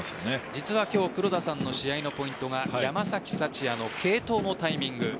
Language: Japanese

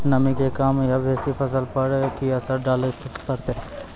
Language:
Maithili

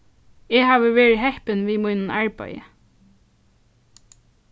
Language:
Faroese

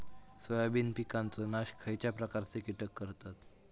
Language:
Marathi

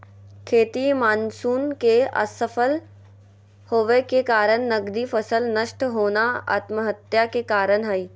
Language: Magahi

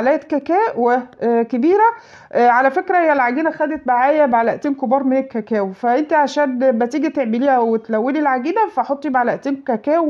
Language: Arabic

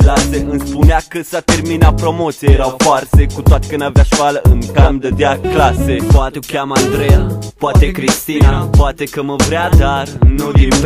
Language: Romanian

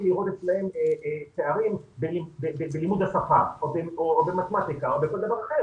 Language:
Hebrew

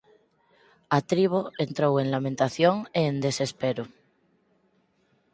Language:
Galician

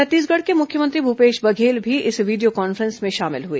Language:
Hindi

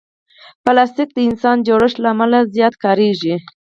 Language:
Pashto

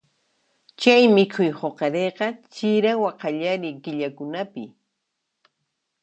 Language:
Puno Quechua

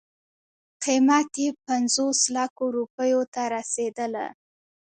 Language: Pashto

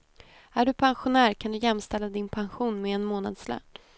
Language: Swedish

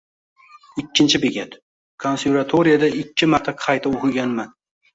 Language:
Uzbek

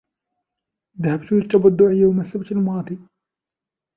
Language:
Arabic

